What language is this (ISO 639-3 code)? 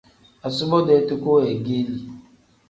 kdh